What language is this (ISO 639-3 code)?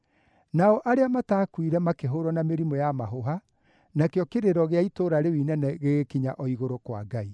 kik